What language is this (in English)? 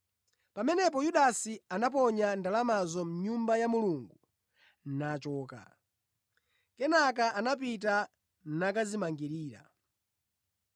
Nyanja